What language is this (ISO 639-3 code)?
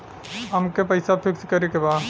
bho